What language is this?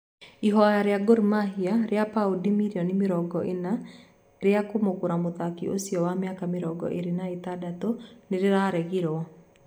Kikuyu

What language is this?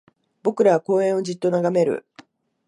Japanese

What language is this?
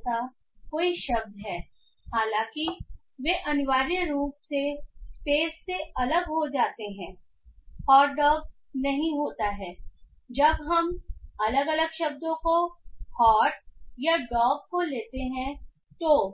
Hindi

